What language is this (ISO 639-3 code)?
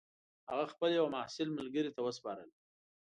pus